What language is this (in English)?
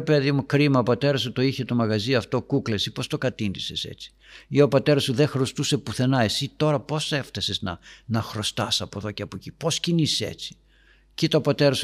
Greek